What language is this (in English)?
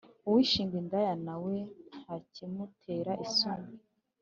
Kinyarwanda